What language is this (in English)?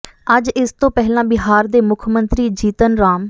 Punjabi